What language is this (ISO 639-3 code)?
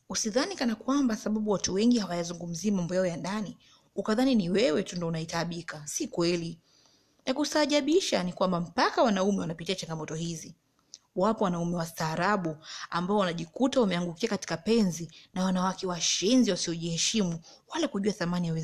swa